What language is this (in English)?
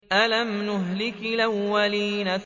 Arabic